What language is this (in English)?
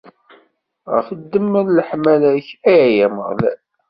Kabyle